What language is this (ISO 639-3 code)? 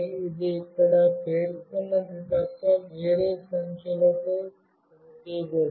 tel